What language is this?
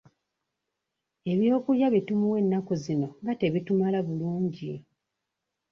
Ganda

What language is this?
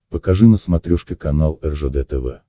Russian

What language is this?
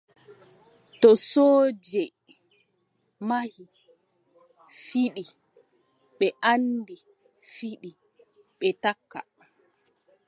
Adamawa Fulfulde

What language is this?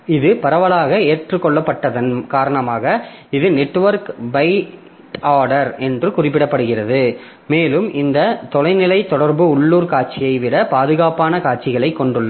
Tamil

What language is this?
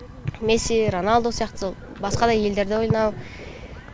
Kazakh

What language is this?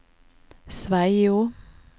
Norwegian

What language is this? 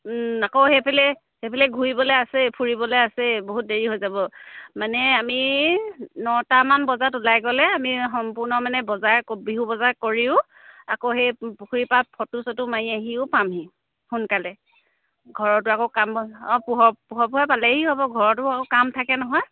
Assamese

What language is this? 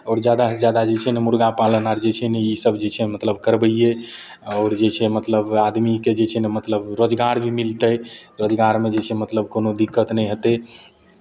Maithili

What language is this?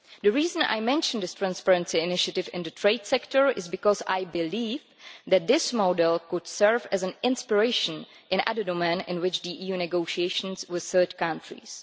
English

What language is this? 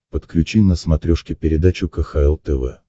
Russian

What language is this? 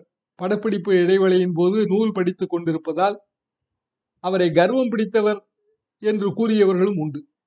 Tamil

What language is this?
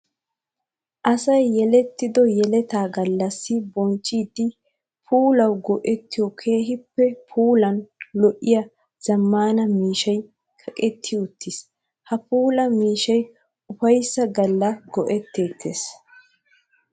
Wolaytta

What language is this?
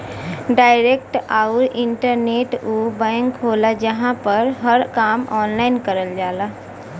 Bhojpuri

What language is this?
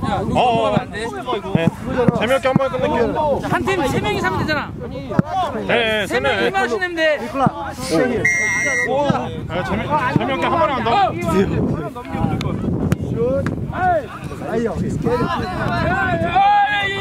Korean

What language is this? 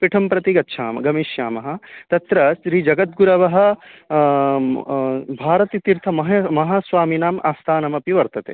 Sanskrit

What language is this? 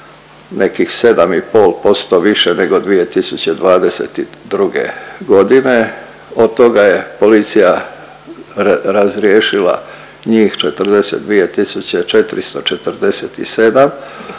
Croatian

